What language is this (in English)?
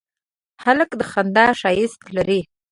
Pashto